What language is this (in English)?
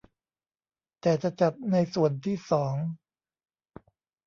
Thai